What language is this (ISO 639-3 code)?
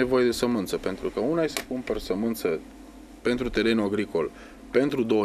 ron